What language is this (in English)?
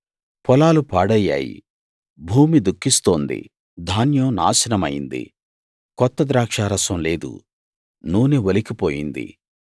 Telugu